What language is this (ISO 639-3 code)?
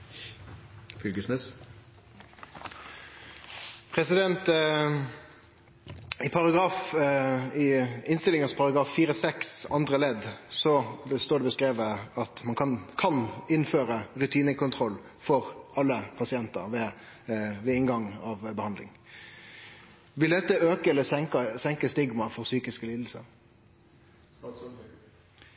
nno